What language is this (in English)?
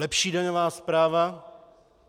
Czech